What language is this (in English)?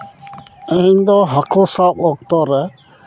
Santali